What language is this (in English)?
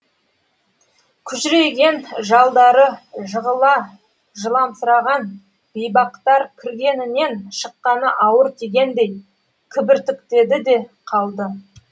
Kazakh